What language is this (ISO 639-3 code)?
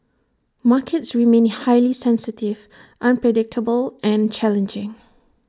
eng